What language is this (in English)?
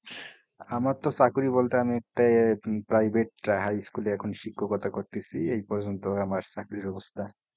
Bangla